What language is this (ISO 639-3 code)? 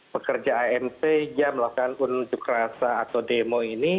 ind